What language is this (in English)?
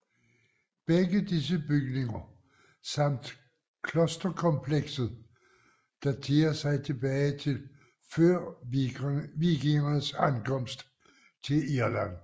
Danish